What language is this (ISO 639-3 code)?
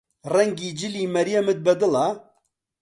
ckb